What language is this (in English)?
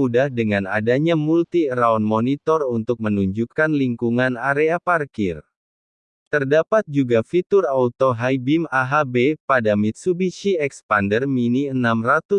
Indonesian